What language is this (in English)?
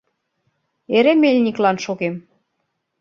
Mari